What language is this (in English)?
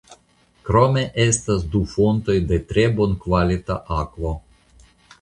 Esperanto